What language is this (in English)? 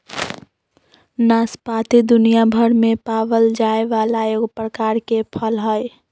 Magahi